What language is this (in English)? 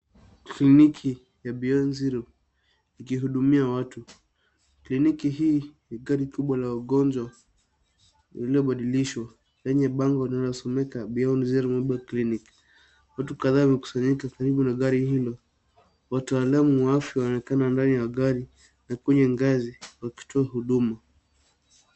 Swahili